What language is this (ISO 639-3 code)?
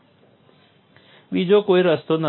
guj